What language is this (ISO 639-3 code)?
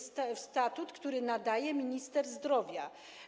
pol